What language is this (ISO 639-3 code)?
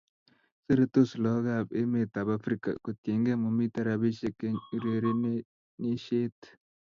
kln